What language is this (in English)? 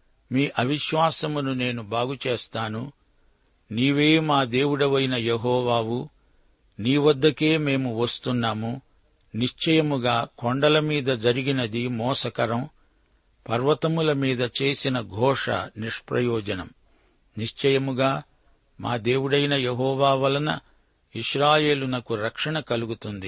Telugu